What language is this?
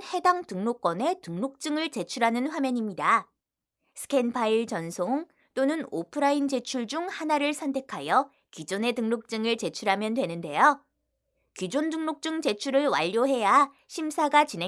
Korean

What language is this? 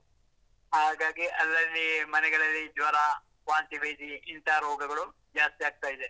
Kannada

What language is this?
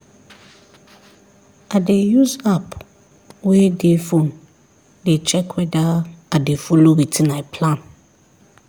Nigerian Pidgin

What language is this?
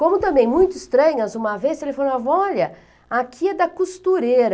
Portuguese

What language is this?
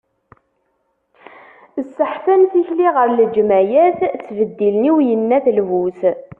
Kabyle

